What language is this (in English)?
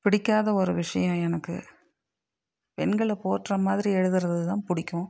Tamil